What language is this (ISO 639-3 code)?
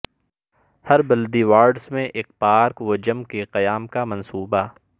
urd